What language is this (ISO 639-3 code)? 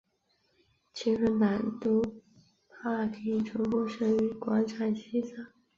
zho